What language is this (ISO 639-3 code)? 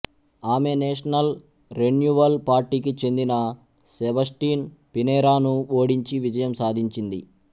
tel